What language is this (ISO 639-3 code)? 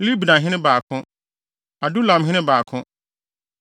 aka